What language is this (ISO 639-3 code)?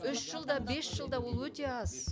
kaz